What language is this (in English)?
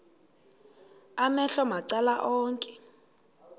Xhosa